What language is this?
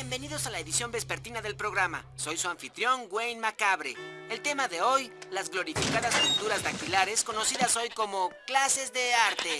Spanish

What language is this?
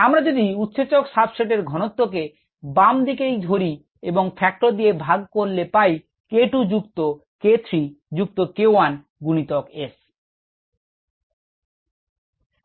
Bangla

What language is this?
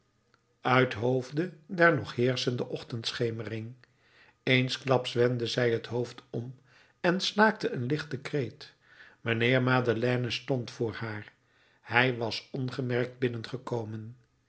Dutch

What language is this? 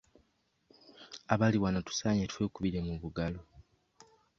Ganda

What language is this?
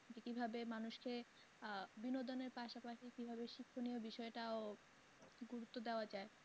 Bangla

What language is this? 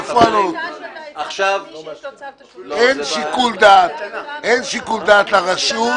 Hebrew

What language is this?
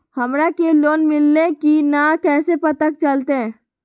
Magahi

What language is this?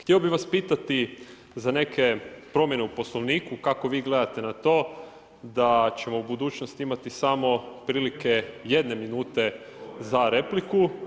Croatian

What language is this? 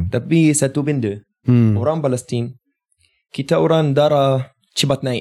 Malay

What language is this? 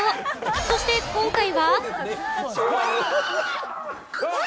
Japanese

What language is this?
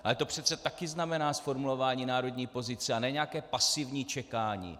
Czech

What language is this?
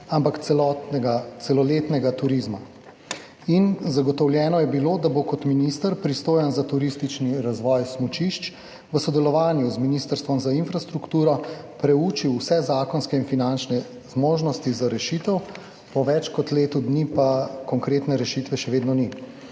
Slovenian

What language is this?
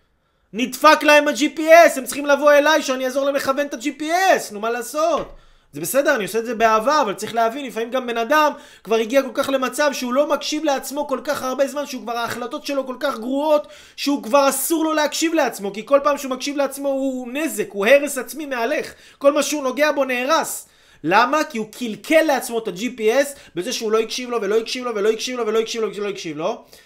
Hebrew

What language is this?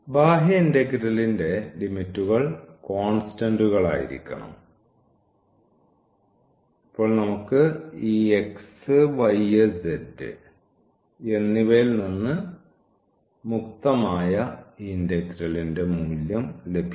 Malayalam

